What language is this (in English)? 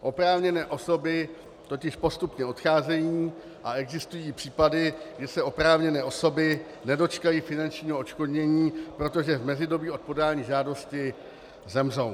Czech